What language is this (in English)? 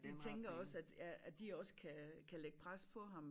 Danish